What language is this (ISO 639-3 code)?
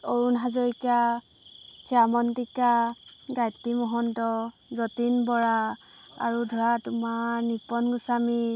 asm